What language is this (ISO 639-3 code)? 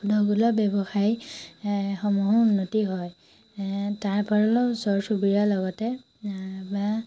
asm